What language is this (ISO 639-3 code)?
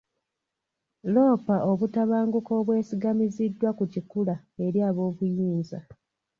lug